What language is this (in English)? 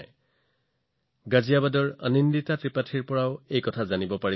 Assamese